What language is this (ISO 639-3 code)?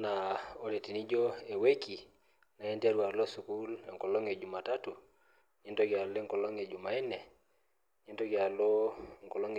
mas